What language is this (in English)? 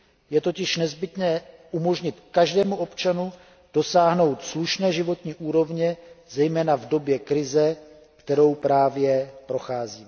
Czech